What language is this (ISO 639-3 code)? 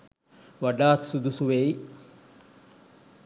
sin